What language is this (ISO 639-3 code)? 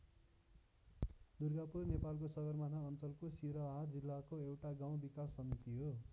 nep